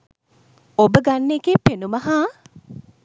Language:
Sinhala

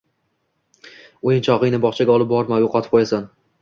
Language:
Uzbek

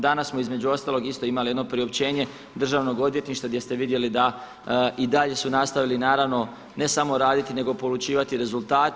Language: Croatian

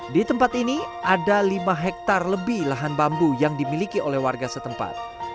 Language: Indonesian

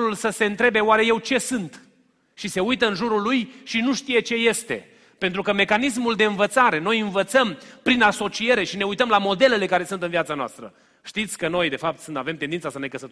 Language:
Romanian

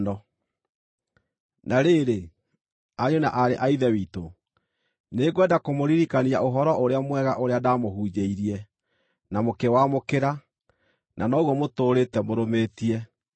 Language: Kikuyu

